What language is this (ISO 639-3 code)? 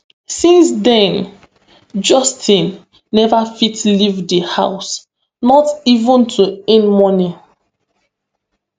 pcm